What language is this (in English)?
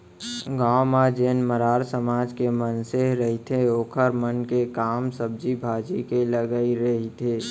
Chhattisgarhi